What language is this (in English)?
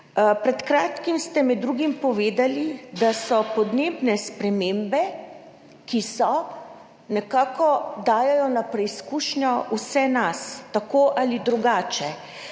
Slovenian